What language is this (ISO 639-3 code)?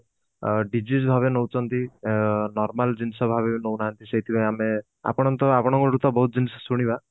ori